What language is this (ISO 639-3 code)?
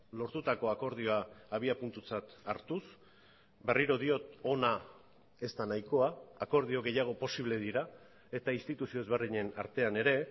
eus